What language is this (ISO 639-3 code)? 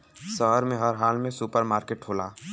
bho